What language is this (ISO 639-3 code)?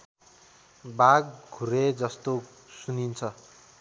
nep